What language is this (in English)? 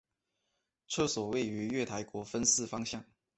Chinese